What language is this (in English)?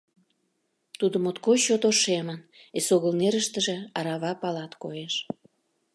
Mari